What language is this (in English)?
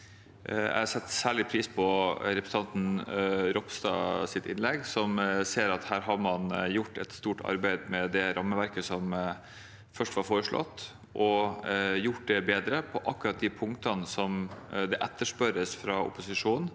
Norwegian